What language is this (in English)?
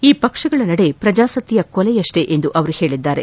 Kannada